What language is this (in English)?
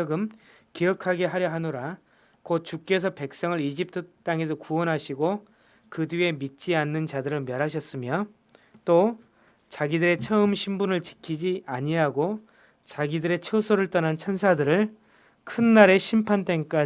Korean